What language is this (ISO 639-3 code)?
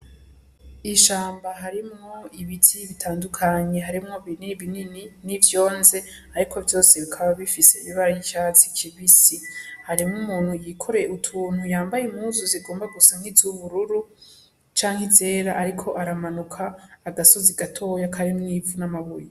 run